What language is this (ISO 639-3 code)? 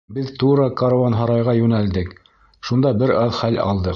bak